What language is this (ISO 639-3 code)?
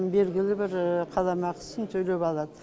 kaz